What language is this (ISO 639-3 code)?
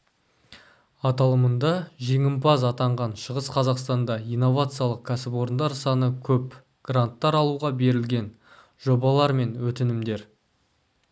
kaz